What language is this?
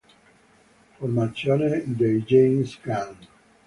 Italian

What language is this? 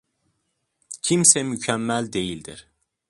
Turkish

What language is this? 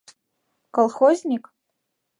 Mari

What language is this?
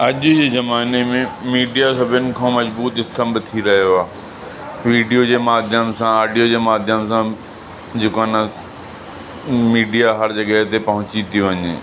Sindhi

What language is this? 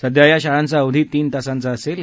Marathi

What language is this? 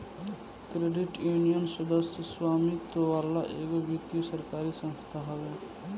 Bhojpuri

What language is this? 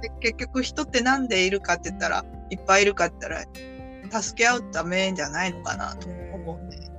Japanese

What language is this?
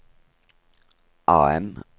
Norwegian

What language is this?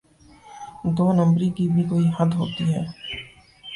Urdu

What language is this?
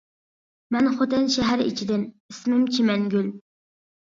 Uyghur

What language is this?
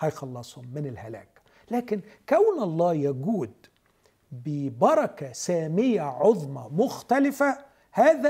Arabic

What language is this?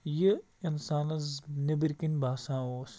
Kashmiri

